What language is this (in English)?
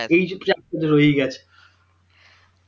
Bangla